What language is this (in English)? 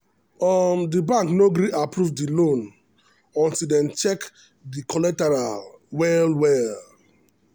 Nigerian Pidgin